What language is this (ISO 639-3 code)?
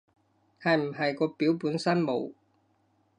yue